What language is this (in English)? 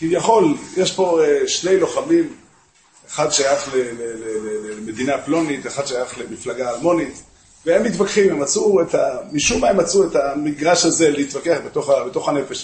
Hebrew